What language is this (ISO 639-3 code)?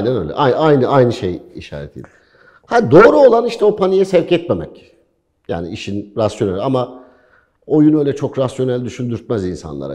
tur